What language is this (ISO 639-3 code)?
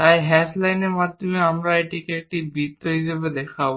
ben